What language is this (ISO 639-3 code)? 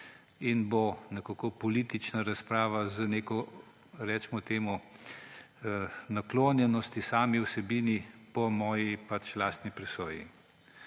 slv